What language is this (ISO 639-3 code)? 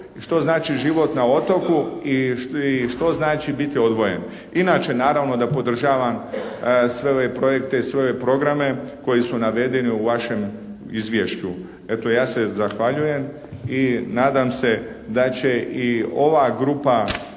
hrv